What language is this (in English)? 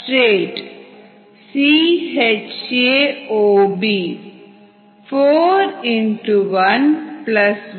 Tamil